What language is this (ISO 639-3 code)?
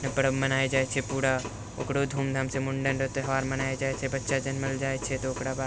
mai